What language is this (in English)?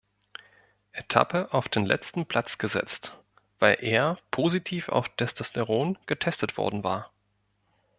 German